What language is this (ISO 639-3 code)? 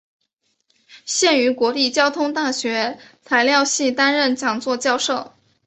zho